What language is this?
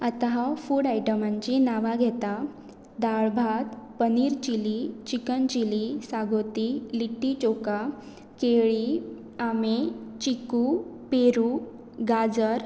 Konkani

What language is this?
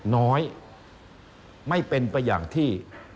Thai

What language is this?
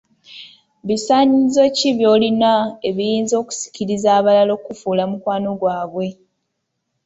Ganda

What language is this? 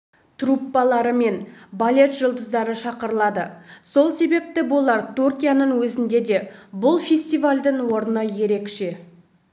Kazakh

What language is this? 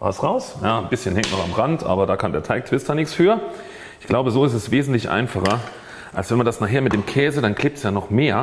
German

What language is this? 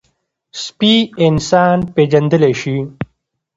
Pashto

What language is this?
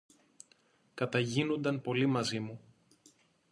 Greek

